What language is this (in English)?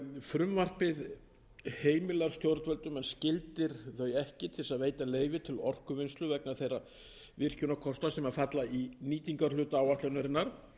Icelandic